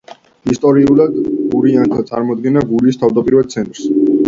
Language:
Georgian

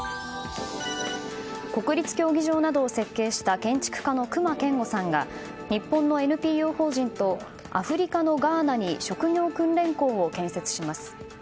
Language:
Japanese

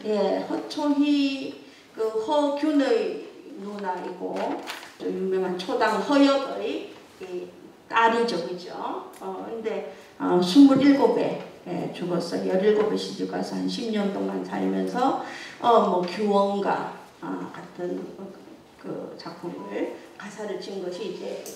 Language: Korean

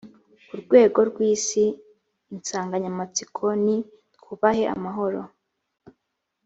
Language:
Kinyarwanda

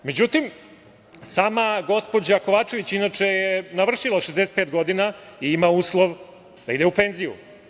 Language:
Serbian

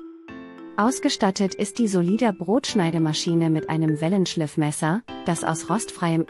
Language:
German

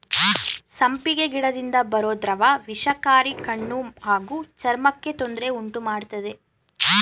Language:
Kannada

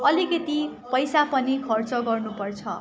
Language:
Nepali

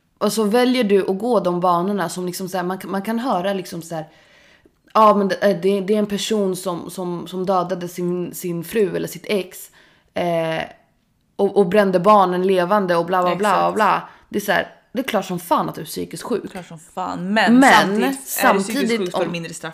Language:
Swedish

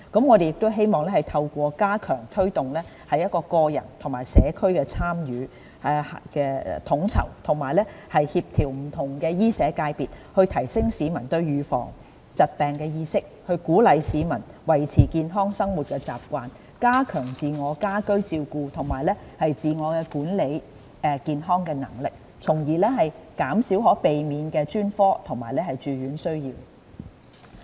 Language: Cantonese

